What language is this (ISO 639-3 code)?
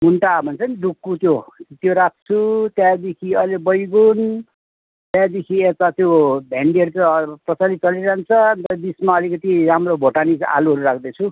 nep